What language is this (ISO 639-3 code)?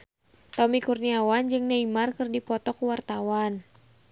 sun